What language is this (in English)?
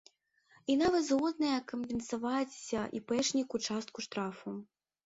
Belarusian